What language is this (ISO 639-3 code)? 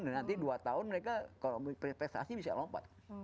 ind